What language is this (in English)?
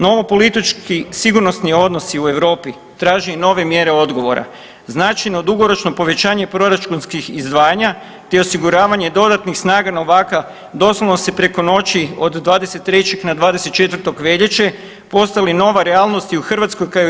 Croatian